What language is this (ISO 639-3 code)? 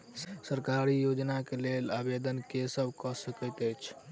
mai